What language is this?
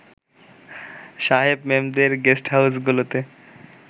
Bangla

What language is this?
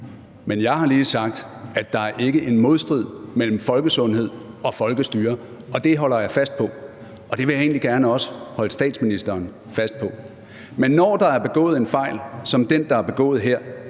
Danish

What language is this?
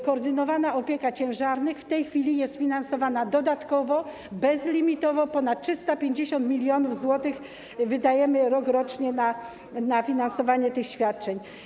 Polish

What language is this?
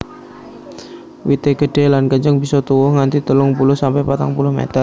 Javanese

